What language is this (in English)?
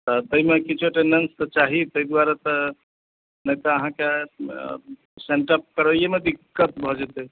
Maithili